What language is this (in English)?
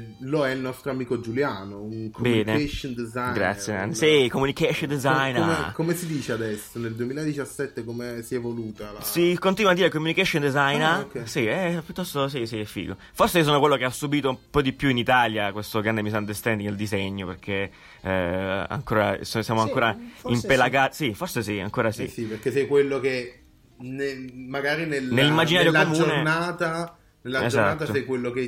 Italian